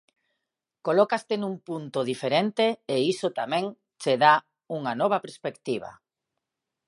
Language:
Galician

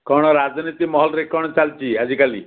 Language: Odia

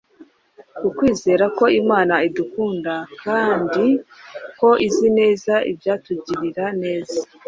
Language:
Kinyarwanda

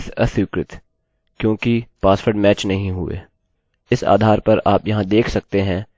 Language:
Hindi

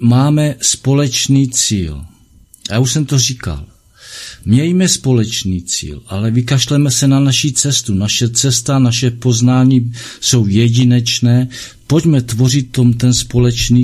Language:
Czech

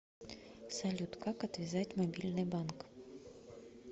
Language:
Russian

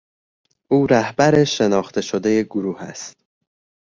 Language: Persian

